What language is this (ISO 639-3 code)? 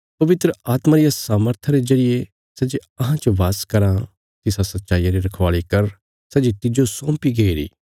kfs